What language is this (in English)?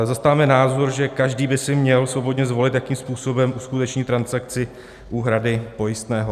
Czech